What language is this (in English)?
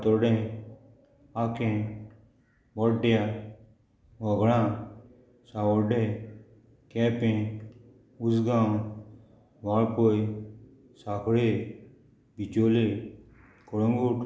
Konkani